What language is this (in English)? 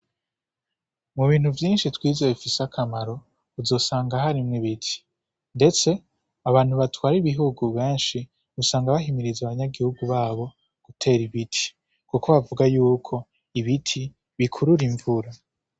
Rundi